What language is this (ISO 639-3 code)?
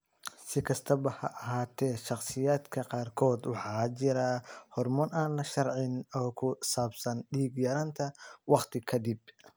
som